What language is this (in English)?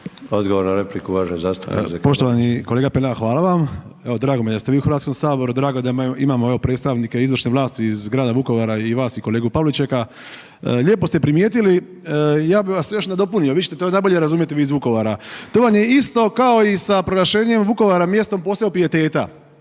Croatian